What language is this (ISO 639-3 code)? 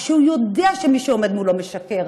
heb